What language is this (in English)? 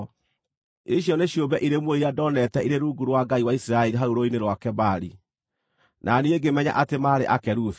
Kikuyu